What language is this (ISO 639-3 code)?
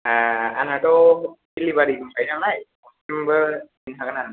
brx